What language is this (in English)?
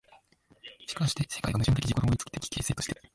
Japanese